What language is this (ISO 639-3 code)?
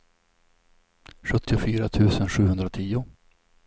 swe